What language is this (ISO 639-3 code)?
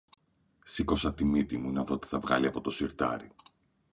ell